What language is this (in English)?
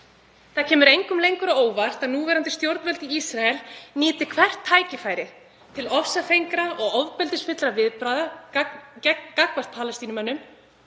Icelandic